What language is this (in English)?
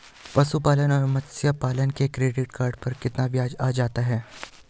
Hindi